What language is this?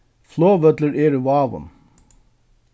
Faroese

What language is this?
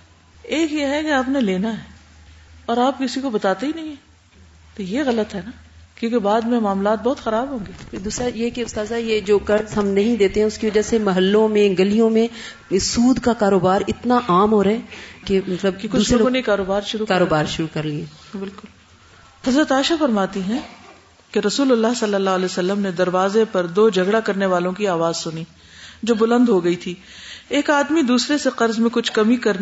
Urdu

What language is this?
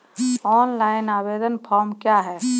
Maithili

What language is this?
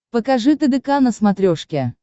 Russian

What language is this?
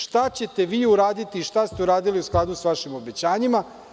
Serbian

